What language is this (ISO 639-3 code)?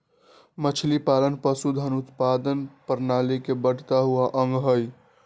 mag